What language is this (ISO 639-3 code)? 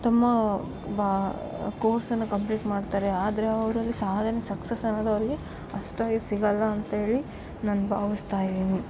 kan